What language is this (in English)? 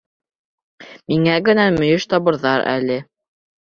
Bashkir